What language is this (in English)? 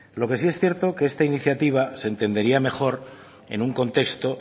Spanish